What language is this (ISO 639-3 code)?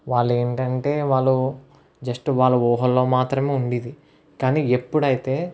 tel